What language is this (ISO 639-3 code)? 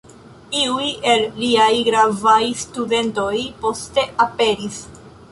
epo